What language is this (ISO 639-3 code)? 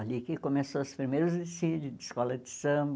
por